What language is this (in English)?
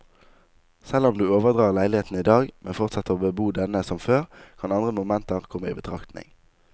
Norwegian